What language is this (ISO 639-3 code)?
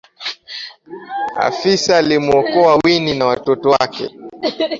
swa